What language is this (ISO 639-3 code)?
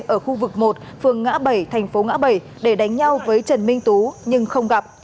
vie